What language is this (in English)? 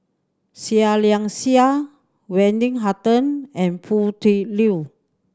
English